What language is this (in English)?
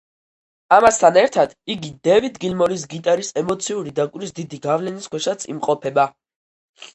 Georgian